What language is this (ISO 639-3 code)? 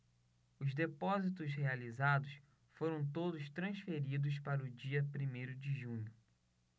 por